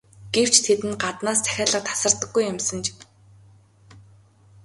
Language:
Mongolian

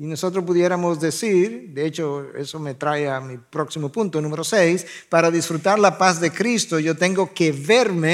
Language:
Spanish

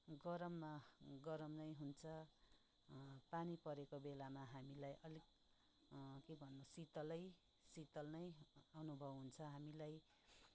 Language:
Nepali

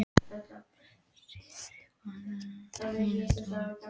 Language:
Icelandic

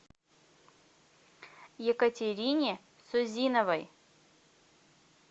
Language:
Russian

